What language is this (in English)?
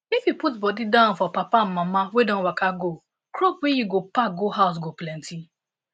Nigerian Pidgin